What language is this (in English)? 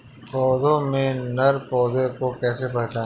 Hindi